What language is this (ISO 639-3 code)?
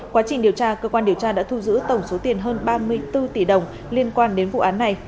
vie